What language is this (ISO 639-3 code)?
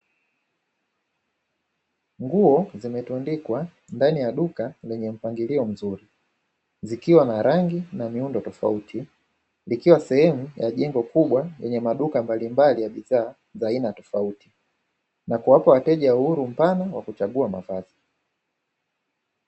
swa